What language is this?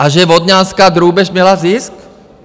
Czech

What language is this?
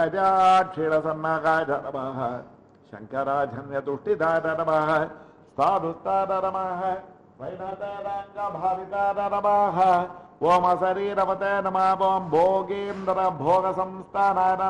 Dutch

